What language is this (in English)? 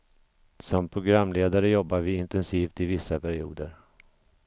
Swedish